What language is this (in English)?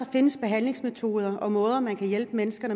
Danish